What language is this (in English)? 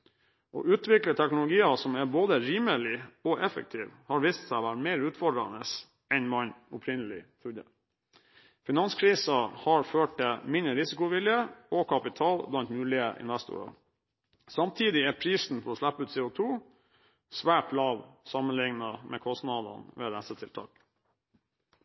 Norwegian Bokmål